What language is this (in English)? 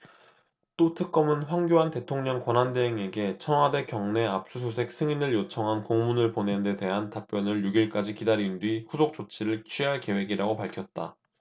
Korean